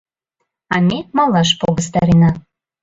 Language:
Mari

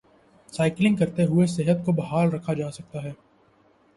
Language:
Urdu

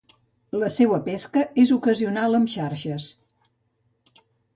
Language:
Catalan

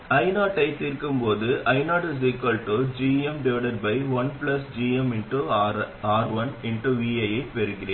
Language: Tamil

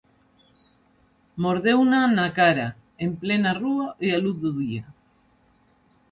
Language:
Galician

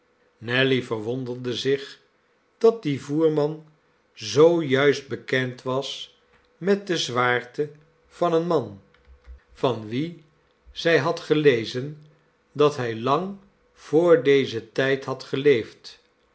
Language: Dutch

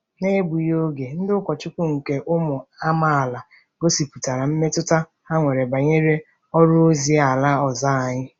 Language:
Igbo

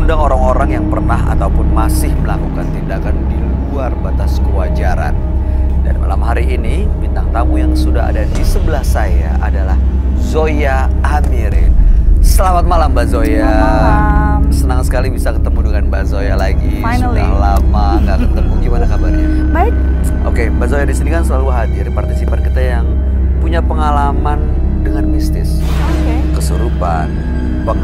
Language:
Indonesian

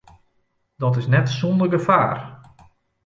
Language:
Western Frisian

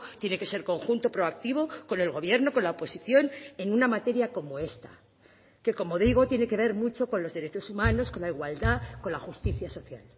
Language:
Spanish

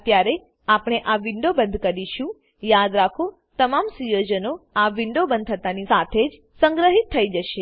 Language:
Gujarati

